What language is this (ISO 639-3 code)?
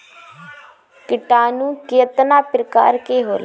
bho